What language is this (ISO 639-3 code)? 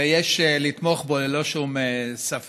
heb